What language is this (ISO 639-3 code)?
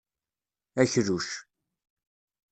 kab